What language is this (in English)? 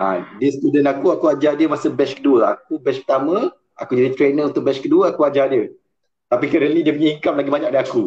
Malay